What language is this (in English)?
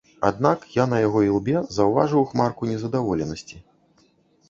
Belarusian